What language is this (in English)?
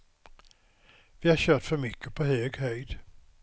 Swedish